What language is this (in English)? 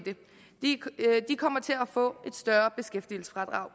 Danish